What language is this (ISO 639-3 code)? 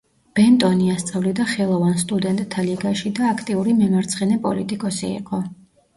kat